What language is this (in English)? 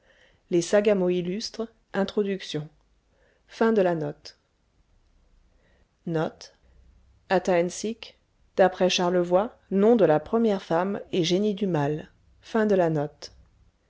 French